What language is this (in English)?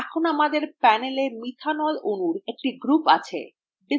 Bangla